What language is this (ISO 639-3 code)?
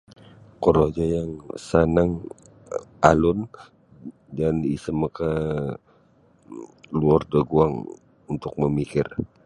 bsy